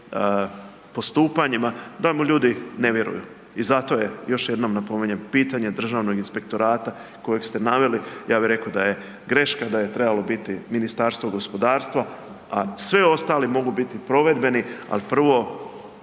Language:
Croatian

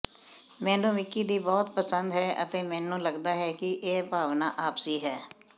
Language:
Punjabi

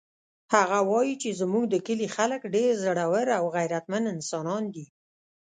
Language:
Pashto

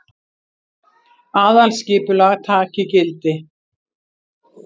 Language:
Icelandic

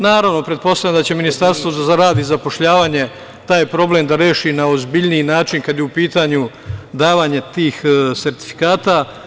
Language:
Serbian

